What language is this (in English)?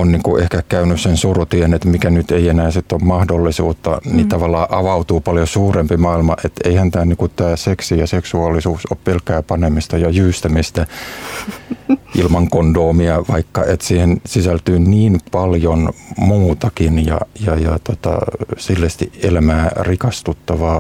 Finnish